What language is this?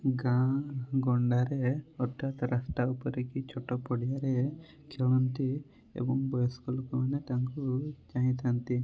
Odia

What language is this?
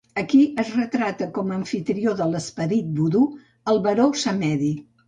Catalan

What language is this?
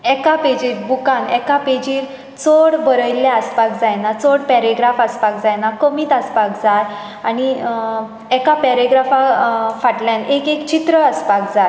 Konkani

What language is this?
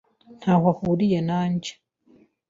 Kinyarwanda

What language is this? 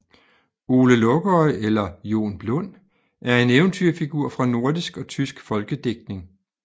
Danish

